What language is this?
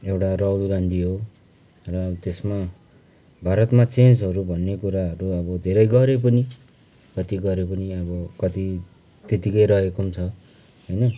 Nepali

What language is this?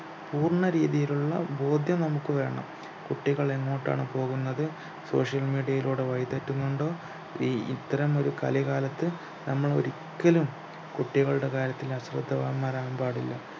Malayalam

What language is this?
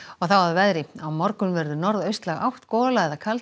Icelandic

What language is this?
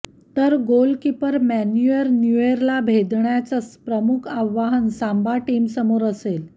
Marathi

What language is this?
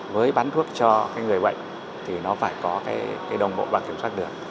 Vietnamese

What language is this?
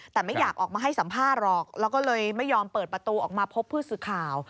Thai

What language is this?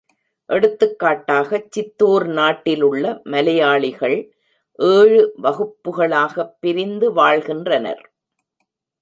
Tamil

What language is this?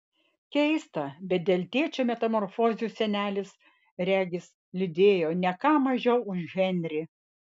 Lithuanian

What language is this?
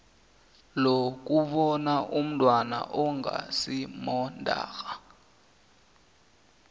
South Ndebele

